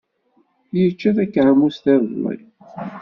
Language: Kabyle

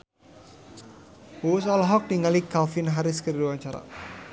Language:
Sundanese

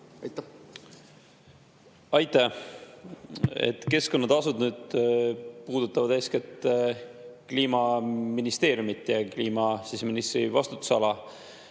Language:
Estonian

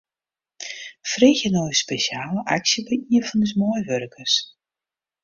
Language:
Western Frisian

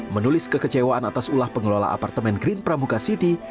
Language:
Indonesian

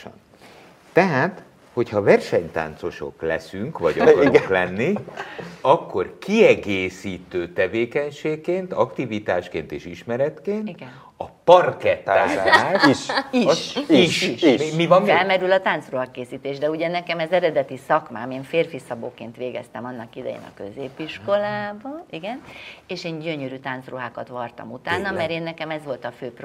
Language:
Hungarian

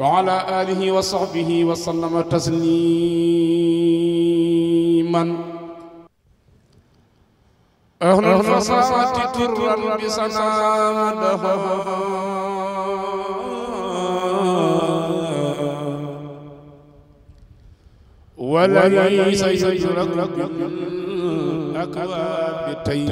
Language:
Arabic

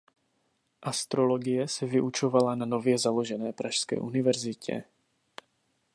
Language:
Czech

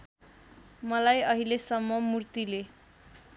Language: Nepali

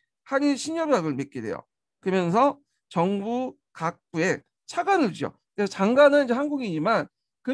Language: Korean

